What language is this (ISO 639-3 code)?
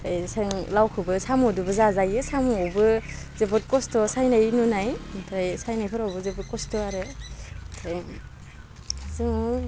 brx